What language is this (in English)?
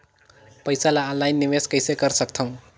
Chhattisgarhi